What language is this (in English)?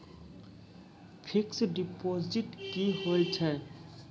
Maithili